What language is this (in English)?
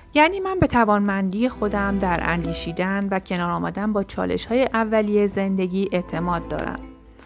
Persian